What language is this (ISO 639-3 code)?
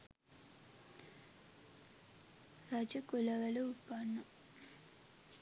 sin